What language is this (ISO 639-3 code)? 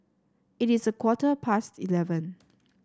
eng